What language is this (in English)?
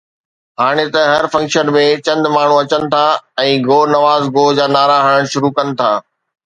Sindhi